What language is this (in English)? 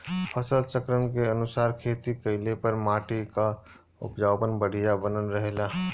Bhojpuri